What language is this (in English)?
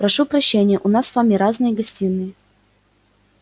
Russian